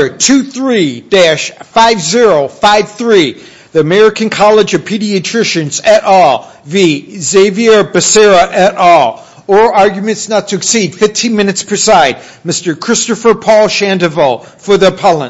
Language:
English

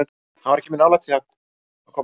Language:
Icelandic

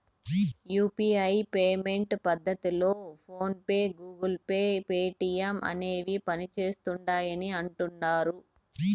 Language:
Telugu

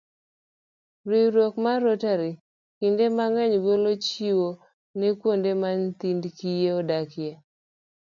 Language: Luo (Kenya and Tanzania)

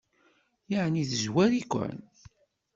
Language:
Kabyle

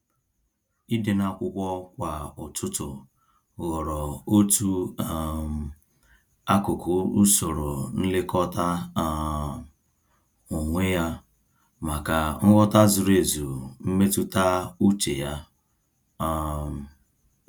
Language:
Igbo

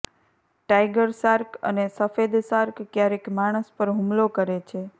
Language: Gujarati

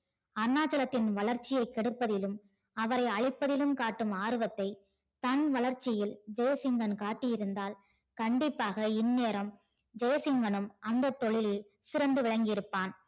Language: Tamil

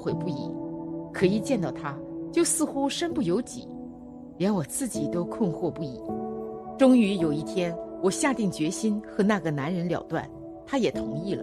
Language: Chinese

